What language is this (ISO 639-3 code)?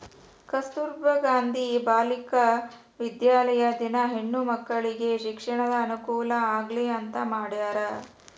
kan